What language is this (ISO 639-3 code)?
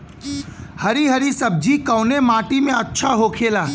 bho